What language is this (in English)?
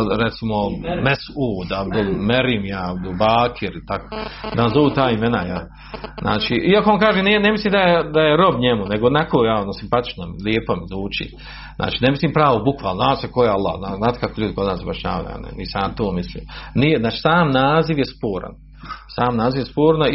Croatian